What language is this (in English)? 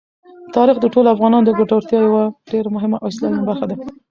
Pashto